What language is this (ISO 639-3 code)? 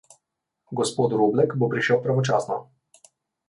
slv